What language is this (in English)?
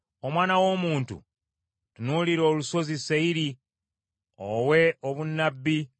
Ganda